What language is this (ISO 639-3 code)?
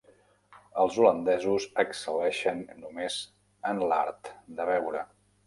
cat